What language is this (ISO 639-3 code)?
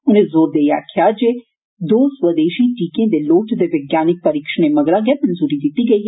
doi